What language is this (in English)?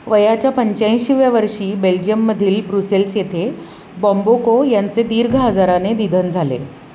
Marathi